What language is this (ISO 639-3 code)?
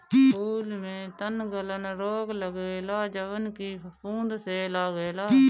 bho